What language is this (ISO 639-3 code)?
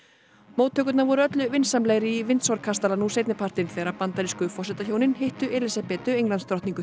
isl